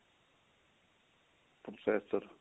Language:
Punjabi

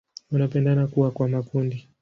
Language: Swahili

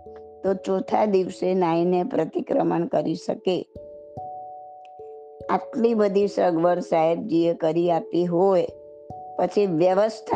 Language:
Gujarati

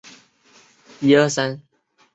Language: Chinese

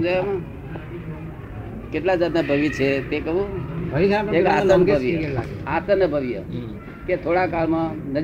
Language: Gujarati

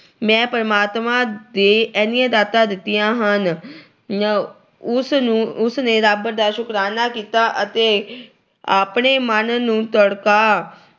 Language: Punjabi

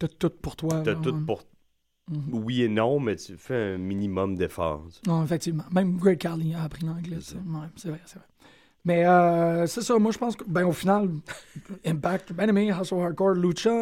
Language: French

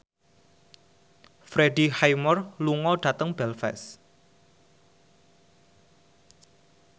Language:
Javanese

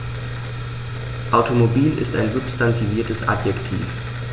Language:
German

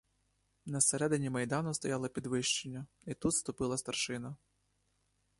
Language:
Ukrainian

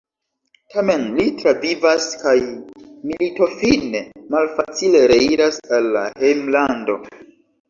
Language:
Esperanto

